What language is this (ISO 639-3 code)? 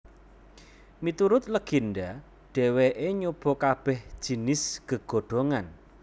jav